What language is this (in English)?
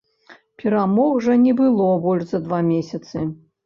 Belarusian